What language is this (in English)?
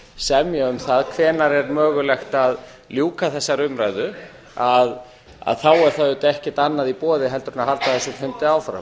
Icelandic